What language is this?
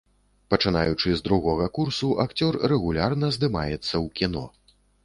Belarusian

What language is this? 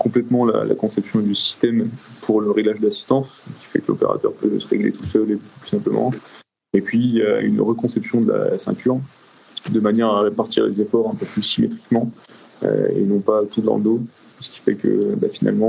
French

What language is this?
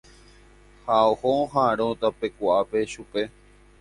Guarani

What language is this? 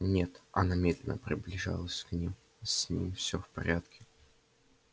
Russian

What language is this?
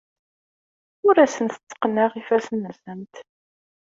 Kabyle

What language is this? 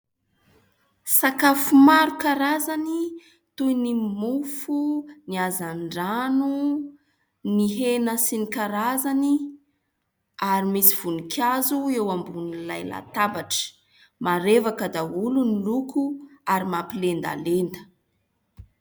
Malagasy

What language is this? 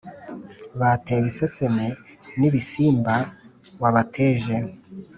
Kinyarwanda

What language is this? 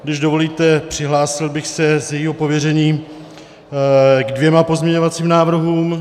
Czech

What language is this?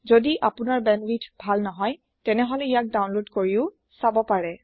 Assamese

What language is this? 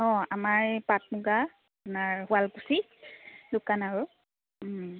Assamese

